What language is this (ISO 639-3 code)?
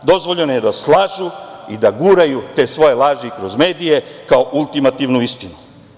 srp